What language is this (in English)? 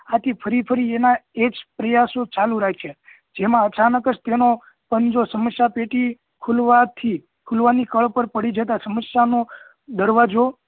Gujarati